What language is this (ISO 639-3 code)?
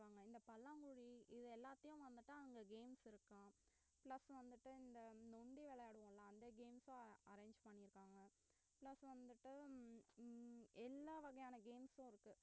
tam